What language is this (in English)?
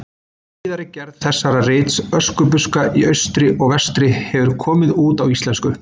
Icelandic